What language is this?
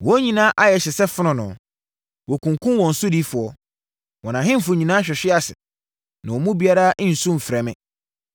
Akan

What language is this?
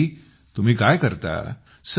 Marathi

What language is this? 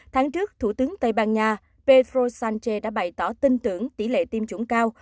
Vietnamese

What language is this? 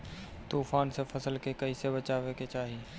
Bhojpuri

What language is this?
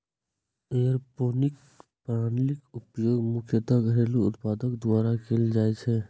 Maithili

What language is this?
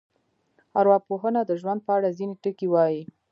Pashto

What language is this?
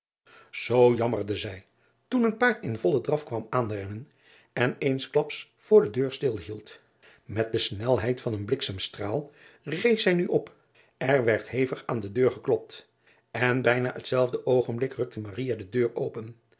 Dutch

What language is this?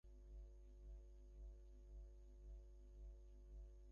Bangla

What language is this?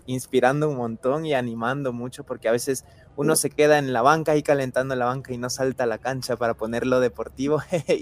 Spanish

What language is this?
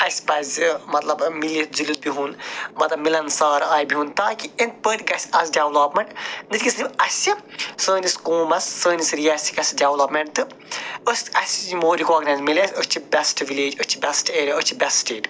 Kashmiri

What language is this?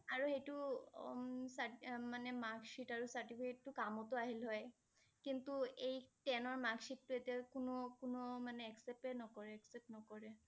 Assamese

